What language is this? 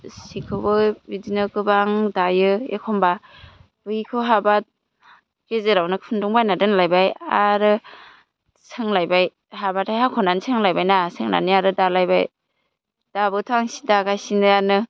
Bodo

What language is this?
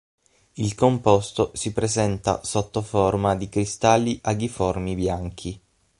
Italian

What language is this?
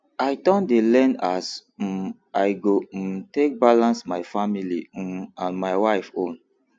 Nigerian Pidgin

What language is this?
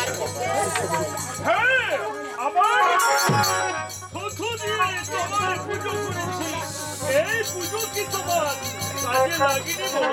Korean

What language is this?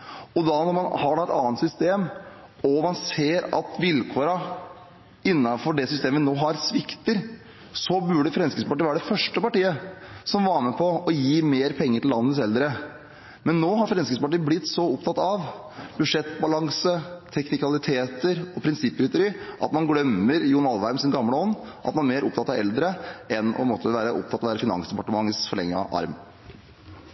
Norwegian Bokmål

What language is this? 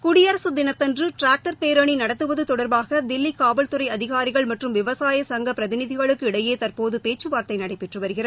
Tamil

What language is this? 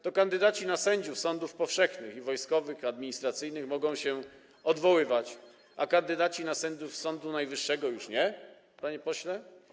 Polish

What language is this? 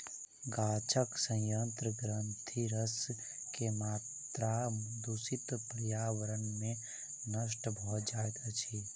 Maithili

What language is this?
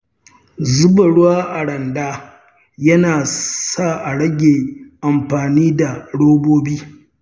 Hausa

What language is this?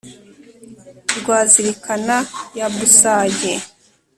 Kinyarwanda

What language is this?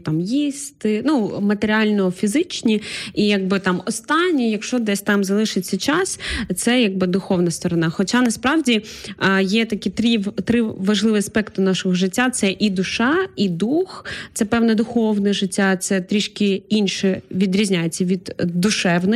Ukrainian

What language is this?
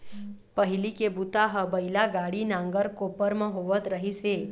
Chhattisgarhi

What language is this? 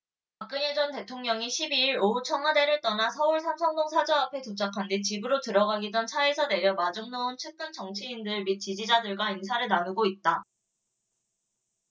Korean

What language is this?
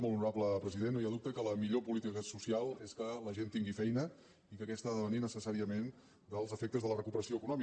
Catalan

